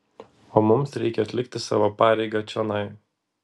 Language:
Lithuanian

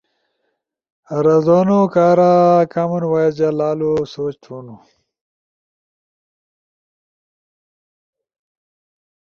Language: Ushojo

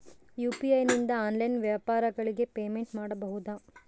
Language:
Kannada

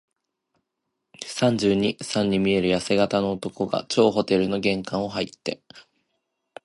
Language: Japanese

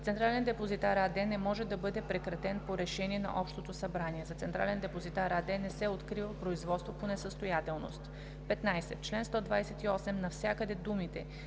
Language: Bulgarian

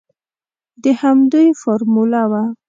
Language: Pashto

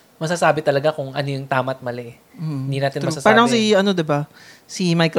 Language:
Filipino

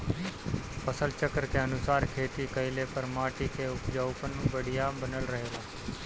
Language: Bhojpuri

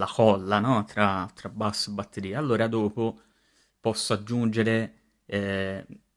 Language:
Italian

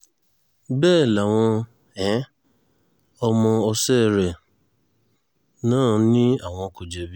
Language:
Yoruba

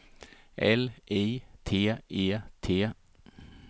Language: Swedish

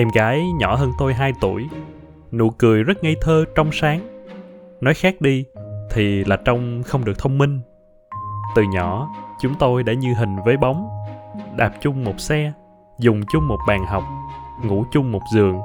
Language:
Vietnamese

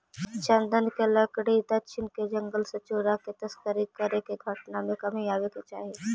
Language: Magahi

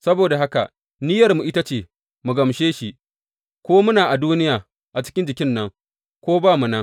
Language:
Hausa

